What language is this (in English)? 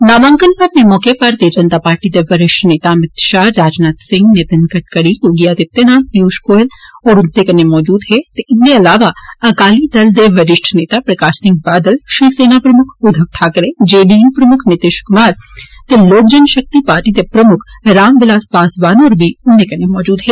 Dogri